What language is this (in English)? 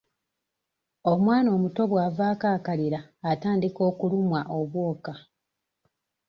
Ganda